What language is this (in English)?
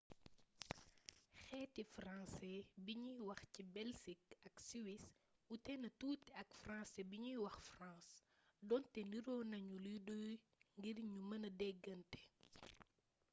Wolof